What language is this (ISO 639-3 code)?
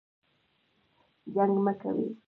pus